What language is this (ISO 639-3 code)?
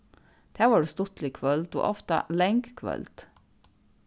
fao